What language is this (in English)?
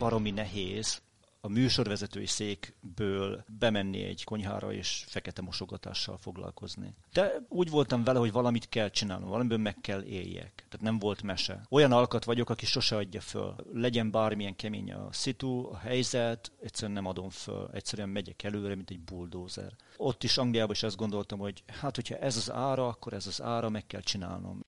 Hungarian